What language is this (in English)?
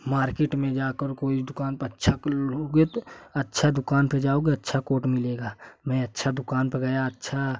Hindi